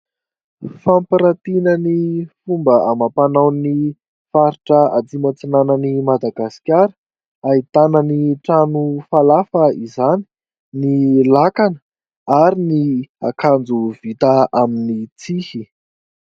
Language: Malagasy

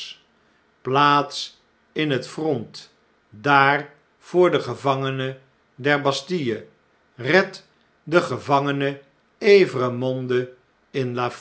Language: Dutch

